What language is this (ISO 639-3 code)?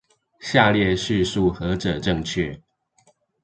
zho